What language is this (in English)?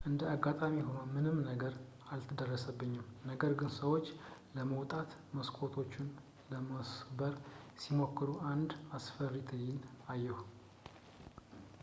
Amharic